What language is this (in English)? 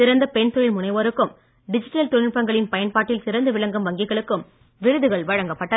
Tamil